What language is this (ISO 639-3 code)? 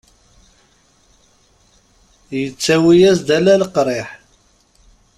kab